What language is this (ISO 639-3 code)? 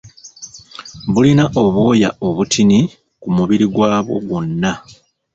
lug